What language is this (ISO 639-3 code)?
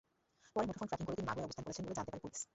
ben